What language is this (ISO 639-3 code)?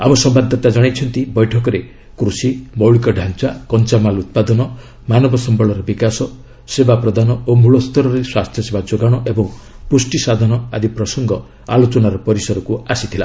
ori